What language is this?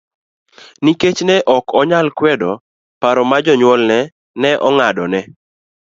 Luo (Kenya and Tanzania)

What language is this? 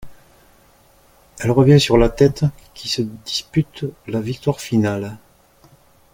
French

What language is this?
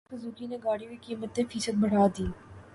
Urdu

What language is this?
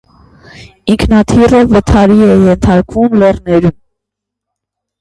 Armenian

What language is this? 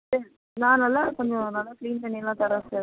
Tamil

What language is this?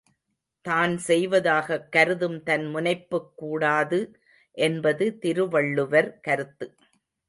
Tamil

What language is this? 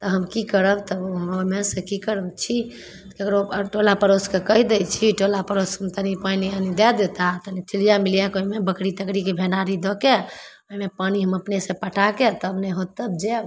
Maithili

